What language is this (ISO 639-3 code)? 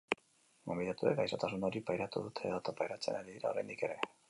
eus